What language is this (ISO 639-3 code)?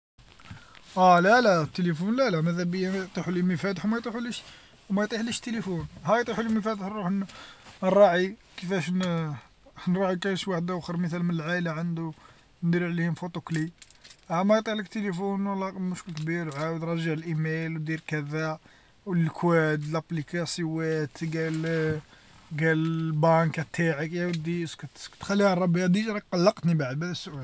arq